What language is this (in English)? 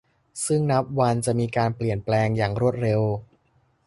Thai